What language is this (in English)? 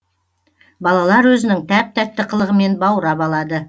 Kazakh